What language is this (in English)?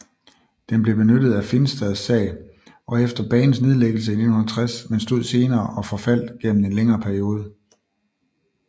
Danish